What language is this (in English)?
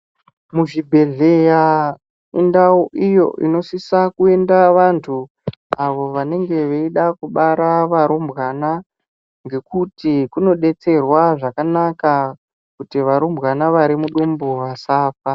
Ndau